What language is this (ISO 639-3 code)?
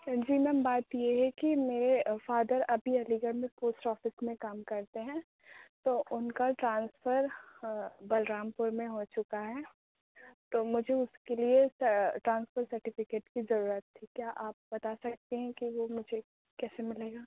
urd